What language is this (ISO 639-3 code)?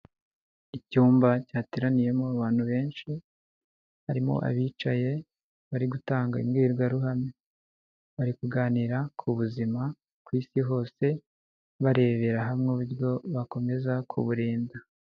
kin